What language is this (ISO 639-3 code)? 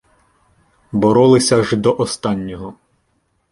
ukr